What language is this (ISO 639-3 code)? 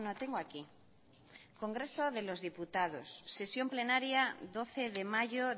spa